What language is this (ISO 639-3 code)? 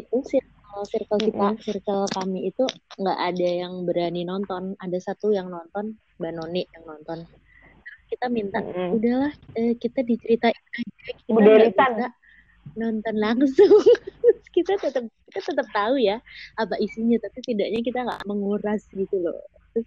ind